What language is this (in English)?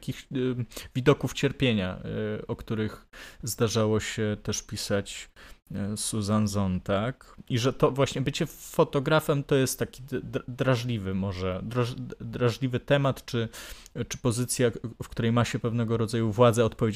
Polish